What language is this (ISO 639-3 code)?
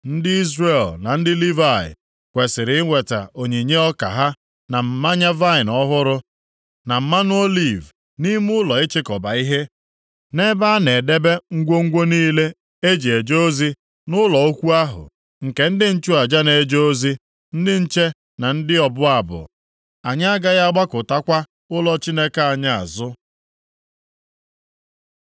ibo